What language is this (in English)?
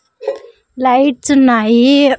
Telugu